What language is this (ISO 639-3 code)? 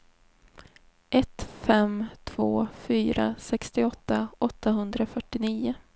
swe